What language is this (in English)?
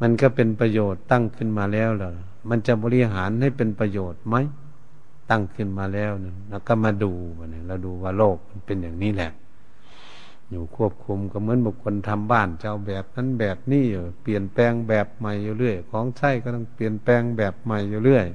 Thai